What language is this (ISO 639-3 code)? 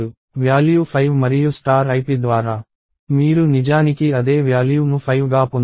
tel